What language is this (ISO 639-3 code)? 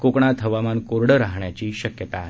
mar